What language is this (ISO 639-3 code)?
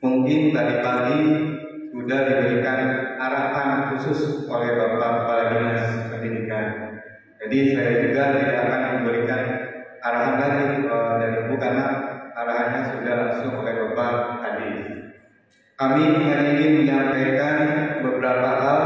ind